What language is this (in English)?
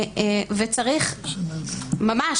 Hebrew